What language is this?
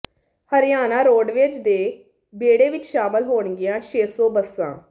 Punjabi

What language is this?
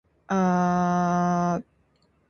Indonesian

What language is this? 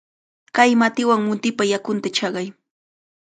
Cajatambo North Lima Quechua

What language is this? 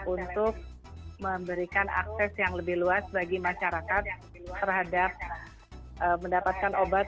Indonesian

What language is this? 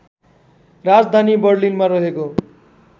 Nepali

